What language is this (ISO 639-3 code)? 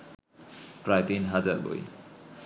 ben